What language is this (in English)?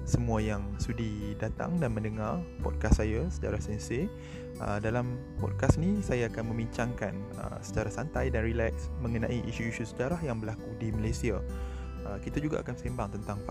Malay